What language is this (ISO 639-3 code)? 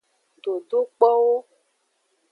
ajg